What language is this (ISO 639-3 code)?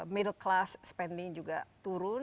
ind